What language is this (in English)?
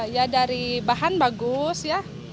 Indonesian